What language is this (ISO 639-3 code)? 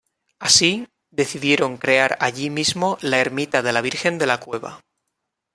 spa